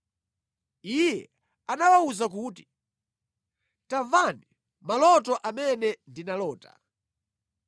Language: Nyanja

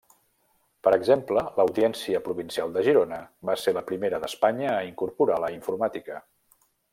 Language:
Catalan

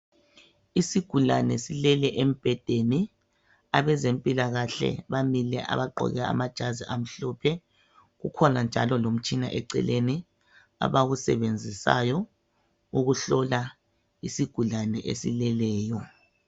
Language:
North Ndebele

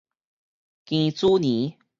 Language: Min Nan Chinese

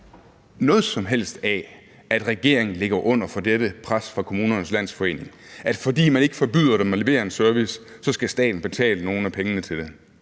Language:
Danish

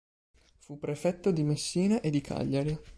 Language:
Italian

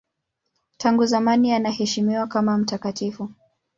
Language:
Swahili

